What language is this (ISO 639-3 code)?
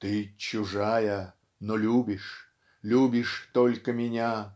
rus